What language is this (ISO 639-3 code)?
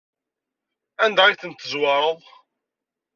kab